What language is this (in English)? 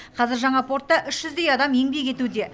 Kazakh